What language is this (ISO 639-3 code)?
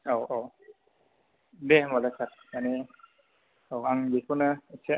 brx